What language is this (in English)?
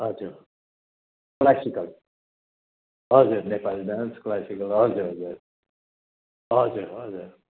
Nepali